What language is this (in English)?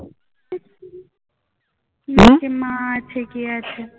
Bangla